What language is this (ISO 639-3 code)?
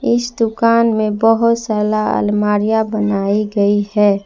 hin